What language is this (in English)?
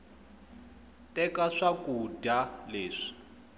Tsonga